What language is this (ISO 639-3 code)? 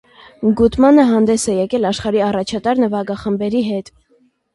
hye